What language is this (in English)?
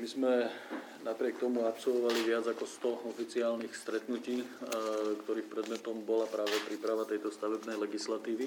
Slovak